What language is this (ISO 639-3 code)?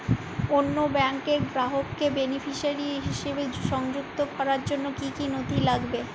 ben